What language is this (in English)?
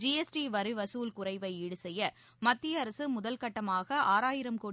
Tamil